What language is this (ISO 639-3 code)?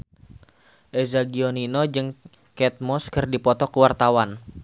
sun